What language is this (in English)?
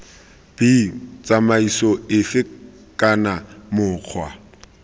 Tswana